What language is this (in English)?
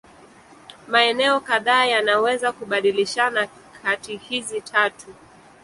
Swahili